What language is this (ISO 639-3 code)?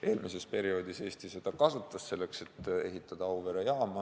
est